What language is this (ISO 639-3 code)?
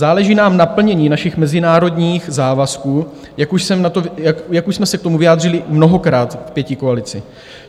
ces